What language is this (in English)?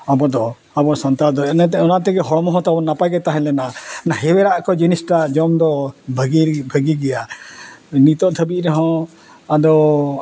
Santali